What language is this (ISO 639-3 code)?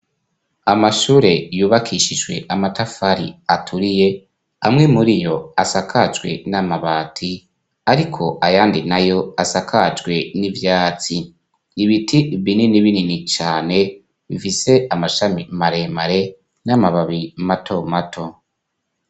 run